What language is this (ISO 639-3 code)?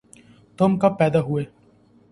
urd